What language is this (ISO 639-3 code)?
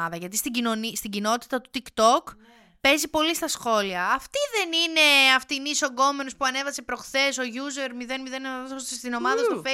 ell